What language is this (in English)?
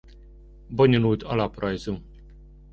Hungarian